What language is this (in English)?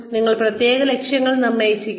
Malayalam